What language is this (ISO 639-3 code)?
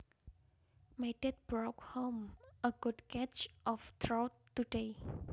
jav